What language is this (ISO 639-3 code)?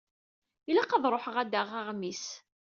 kab